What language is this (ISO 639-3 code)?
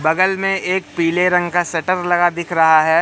hin